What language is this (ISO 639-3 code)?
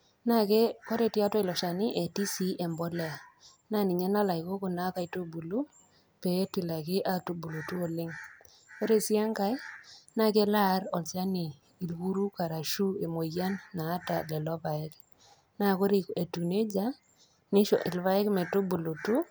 mas